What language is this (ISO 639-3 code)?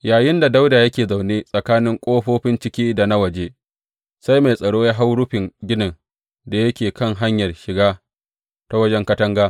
hau